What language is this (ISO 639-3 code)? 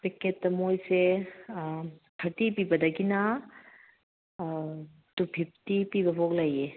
mni